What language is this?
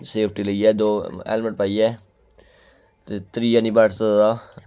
Dogri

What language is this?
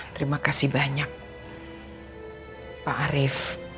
Indonesian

